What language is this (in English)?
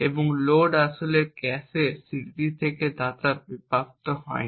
Bangla